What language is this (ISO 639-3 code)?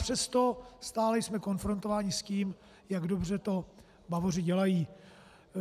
ces